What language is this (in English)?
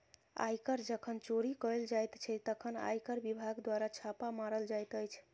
Maithili